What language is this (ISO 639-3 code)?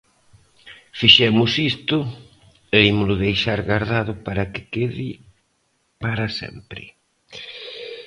glg